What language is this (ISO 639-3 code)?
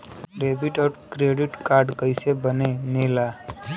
bho